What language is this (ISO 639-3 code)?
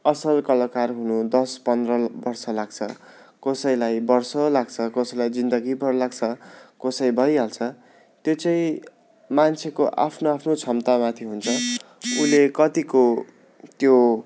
nep